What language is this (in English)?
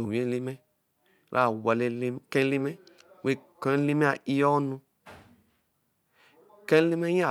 Eleme